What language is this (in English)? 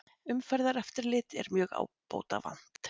Icelandic